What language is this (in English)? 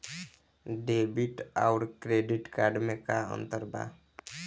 Bhojpuri